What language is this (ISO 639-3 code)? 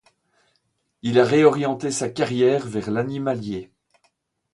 fra